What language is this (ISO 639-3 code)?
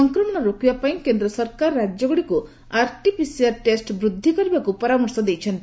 ori